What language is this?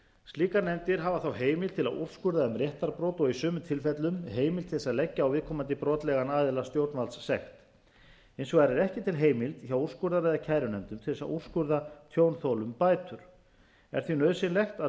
Icelandic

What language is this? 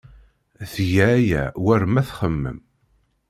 Kabyle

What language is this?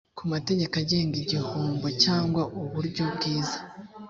Kinyarwanda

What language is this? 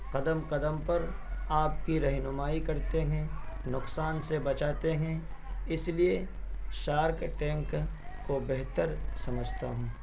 Urdu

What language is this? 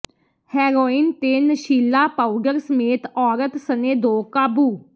Punjabi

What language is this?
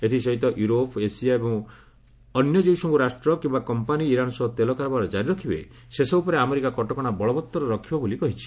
Odia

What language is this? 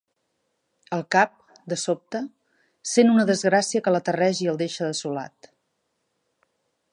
Catalan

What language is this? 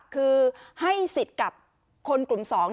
Thai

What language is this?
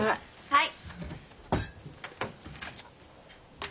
Japanese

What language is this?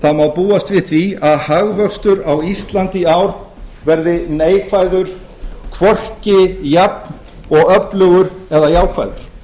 Icelandic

